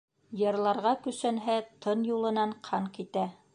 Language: Bashkir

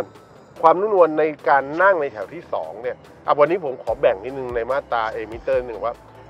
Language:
Thai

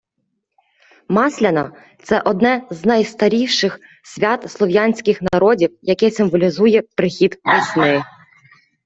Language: Ukrainian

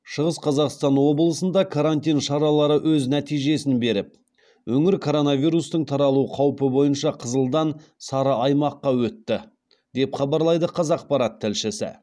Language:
Kazakh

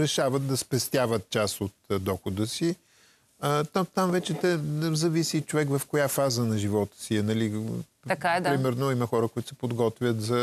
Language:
Bulgarian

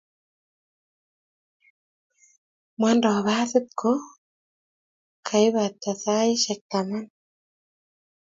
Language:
Kalenjin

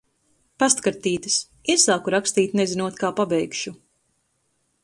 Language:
Latvian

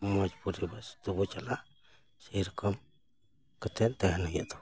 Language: Santali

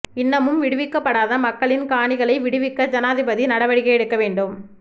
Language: Tamil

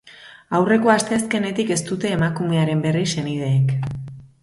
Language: Basque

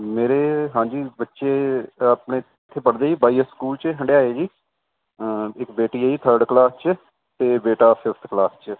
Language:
Punjabi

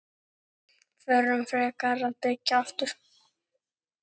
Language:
Icelandic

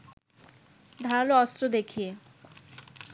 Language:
Bangla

